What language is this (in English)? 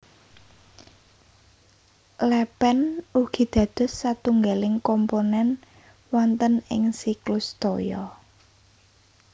Javanese